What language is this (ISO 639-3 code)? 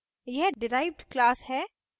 hin